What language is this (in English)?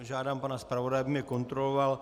Czech